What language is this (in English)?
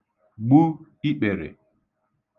Igbo